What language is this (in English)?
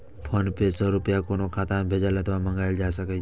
Maithili